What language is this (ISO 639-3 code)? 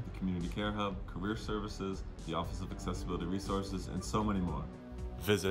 eng